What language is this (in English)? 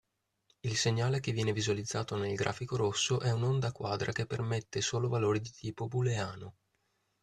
Italian